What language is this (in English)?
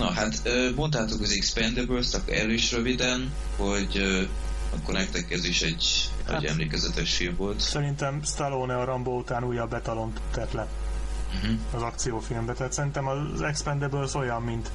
Hungarian